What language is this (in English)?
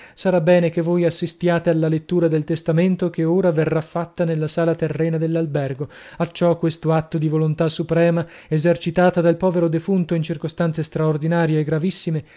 Italian